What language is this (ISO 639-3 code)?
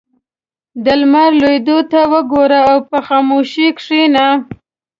pus